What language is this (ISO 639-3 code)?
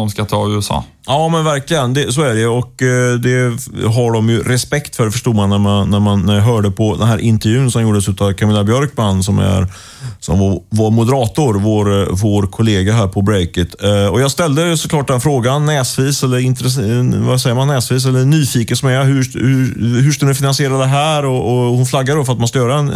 swe